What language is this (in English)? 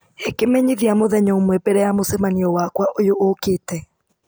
Kikuyu